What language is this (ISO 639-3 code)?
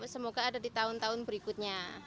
ind